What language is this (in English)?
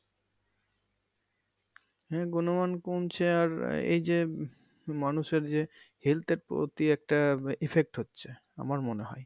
Bangla